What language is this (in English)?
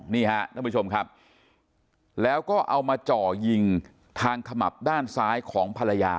Thai